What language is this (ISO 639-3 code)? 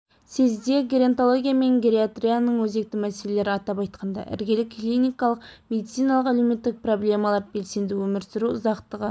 kaz